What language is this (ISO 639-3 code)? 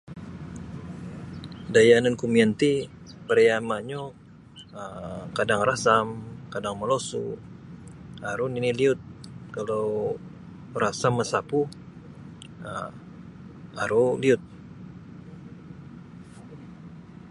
bsy